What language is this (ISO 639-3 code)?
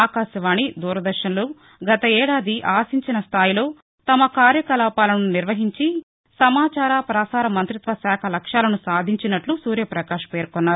tel